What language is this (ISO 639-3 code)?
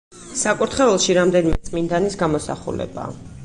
kat